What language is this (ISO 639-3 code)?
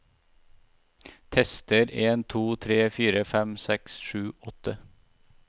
nor